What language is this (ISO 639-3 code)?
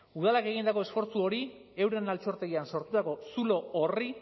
eus